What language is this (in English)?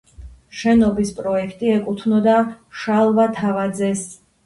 Georgian